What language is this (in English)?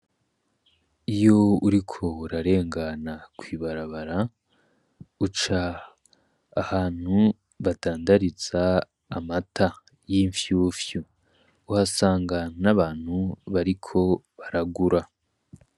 Rundi